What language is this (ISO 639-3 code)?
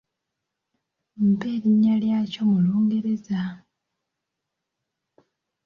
lug